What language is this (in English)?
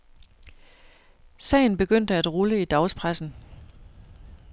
Danish